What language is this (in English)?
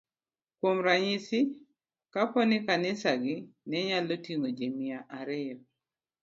Luo (Kenya and Tanzania)